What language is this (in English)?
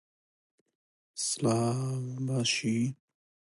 Central Kurdish